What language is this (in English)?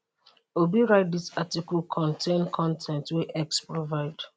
Nigerian Pidgin